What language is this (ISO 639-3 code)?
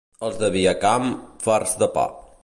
cat